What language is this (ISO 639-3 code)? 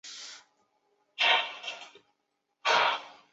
zho